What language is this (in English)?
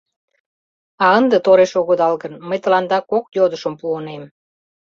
Mari